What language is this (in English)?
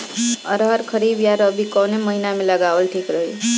Bhojpuri